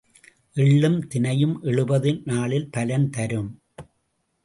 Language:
Tamil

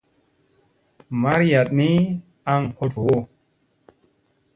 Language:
Musey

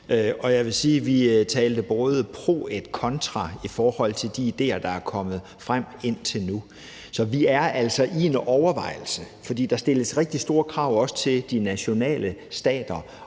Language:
Danish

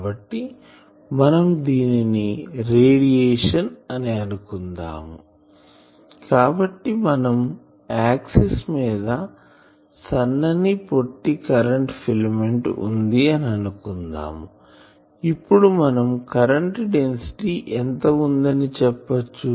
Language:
Telugu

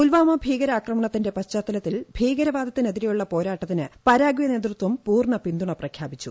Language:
Malayalam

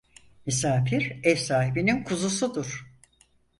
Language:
Turkish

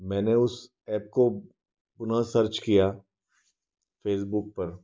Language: Hindi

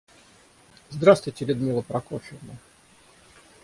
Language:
Russian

